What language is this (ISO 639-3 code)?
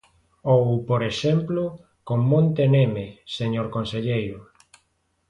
glg